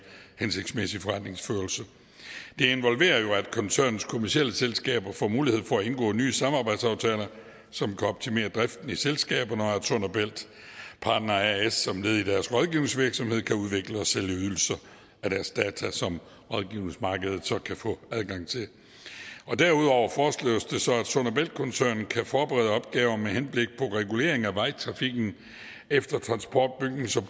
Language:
Danish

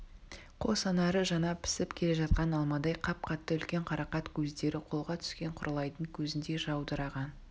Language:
Kazakh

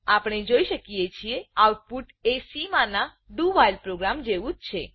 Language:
Gujarati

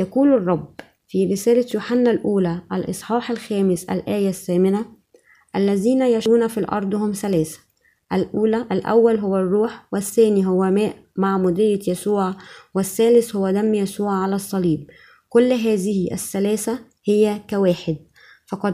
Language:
Arabic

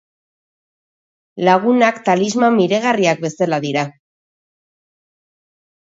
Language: Basque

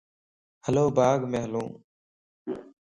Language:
Lasi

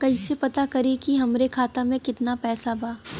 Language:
Bhojpuri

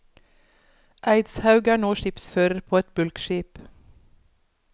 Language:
Norwegian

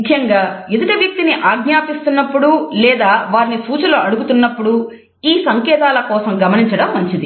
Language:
Telugu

